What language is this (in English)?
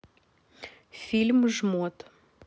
Russian